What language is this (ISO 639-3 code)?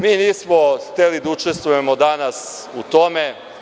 srp